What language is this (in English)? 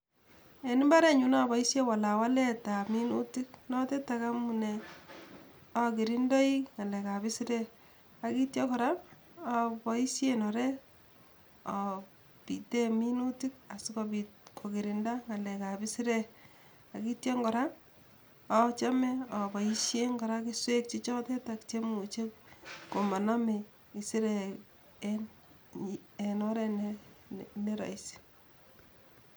Kalenjin